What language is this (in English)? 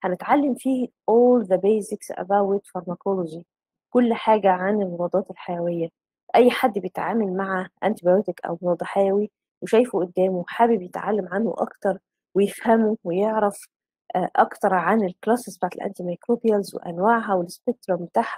Arabic